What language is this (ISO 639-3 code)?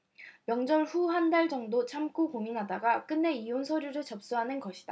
kor